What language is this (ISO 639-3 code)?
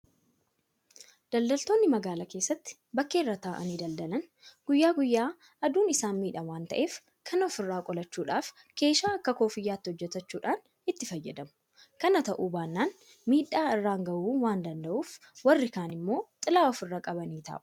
orm